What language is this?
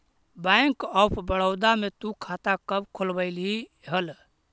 Magahi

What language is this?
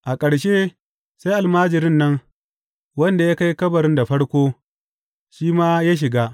Hausa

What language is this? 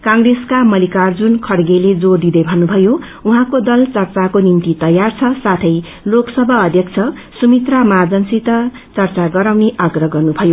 Nepali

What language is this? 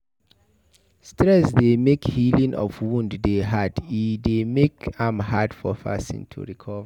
Nigerian Pidgin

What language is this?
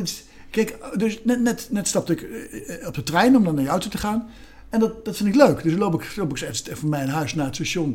Dutch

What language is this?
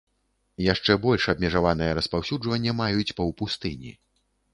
Belarusian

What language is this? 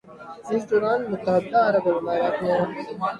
Urdu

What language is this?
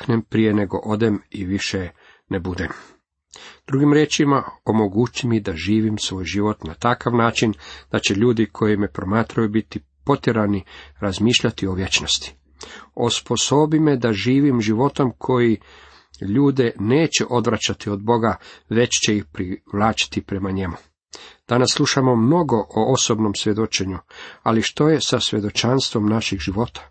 Croatian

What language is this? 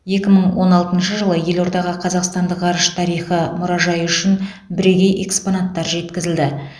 Kazakh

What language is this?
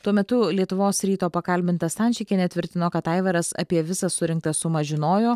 Lithuanian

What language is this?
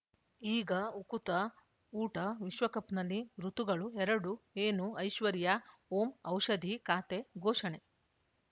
Kannada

